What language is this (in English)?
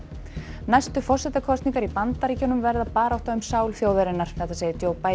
Icelandic